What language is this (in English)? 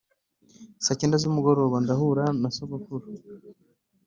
Kinyarwanda